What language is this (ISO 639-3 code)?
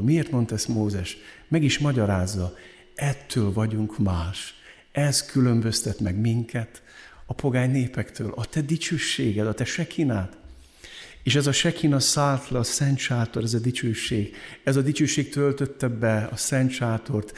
hun